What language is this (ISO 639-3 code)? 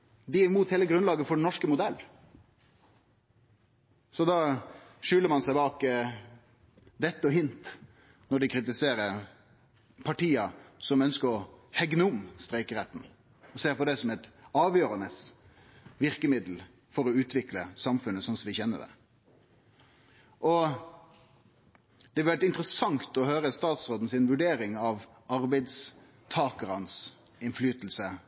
nno